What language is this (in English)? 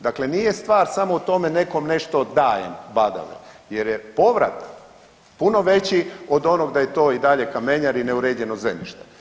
Croatian